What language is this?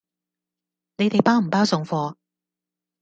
Cantonese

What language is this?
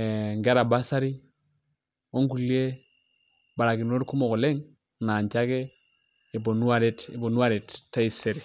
Masai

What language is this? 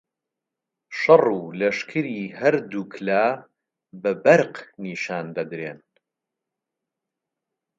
Central Kurdish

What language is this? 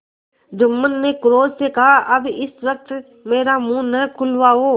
Hindi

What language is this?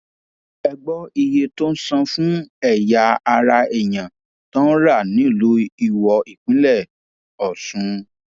Yoruba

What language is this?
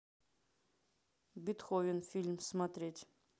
Russian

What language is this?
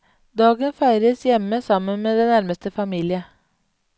Norwegian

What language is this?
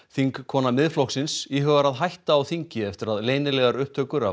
Icelandic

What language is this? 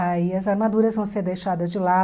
Portuguese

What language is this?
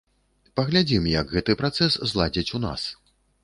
Belarusian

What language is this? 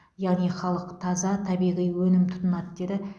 Kazakh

